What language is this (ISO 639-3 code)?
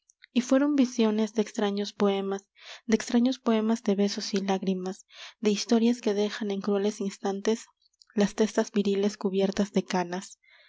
spa